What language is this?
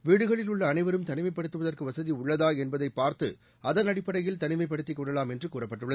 Tamil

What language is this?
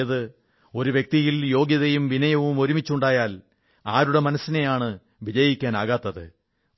Malayalam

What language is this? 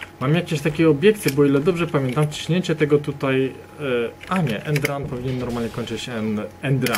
Polish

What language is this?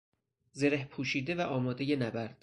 Persian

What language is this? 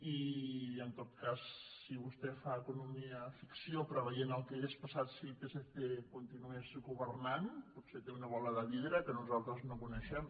Catalan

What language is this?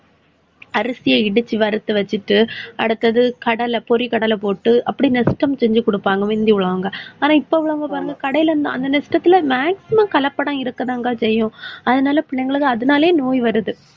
Tamil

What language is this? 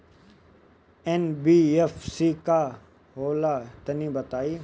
Bhojpuri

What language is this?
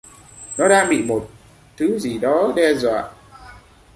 Vietnamese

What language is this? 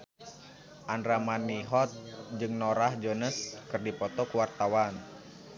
Sundanese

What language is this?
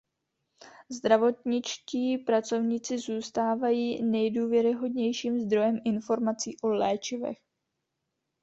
Czech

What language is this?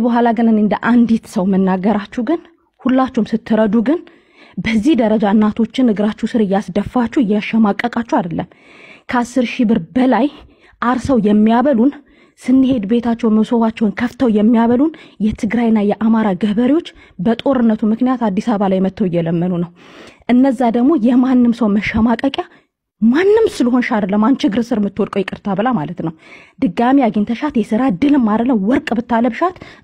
Arabic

